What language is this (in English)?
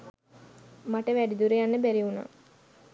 Sinhala